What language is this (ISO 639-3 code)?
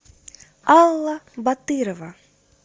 rus